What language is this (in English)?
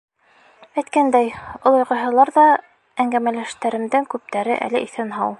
Bashkir